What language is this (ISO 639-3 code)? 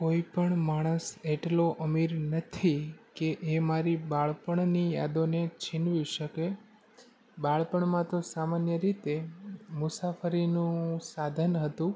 guj